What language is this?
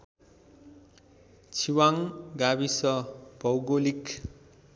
Nepali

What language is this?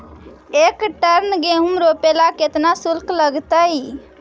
Magahi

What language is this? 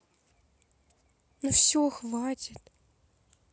Russian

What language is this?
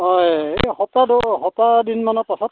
Assamese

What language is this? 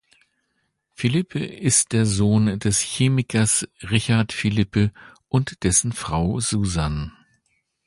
German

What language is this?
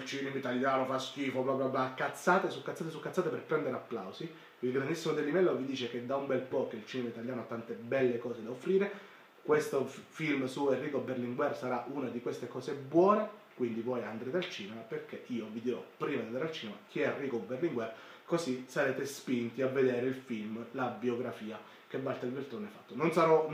Italian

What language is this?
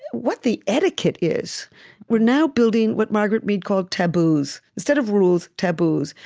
English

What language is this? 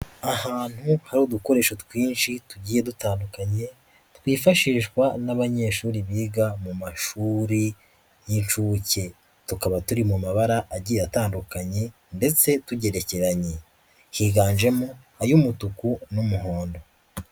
Kinyarwanda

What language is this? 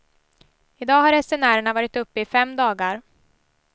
Swedish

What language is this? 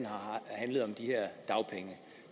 Danish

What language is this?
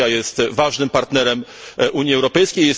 Polish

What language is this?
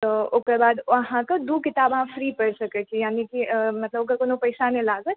Maithili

